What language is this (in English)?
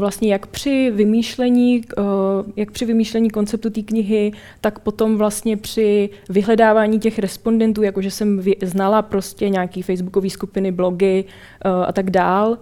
Czech